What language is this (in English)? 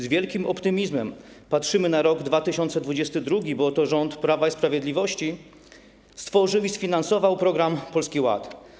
Polish